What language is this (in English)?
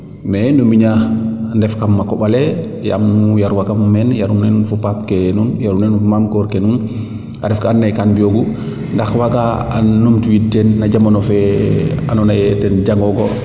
Serer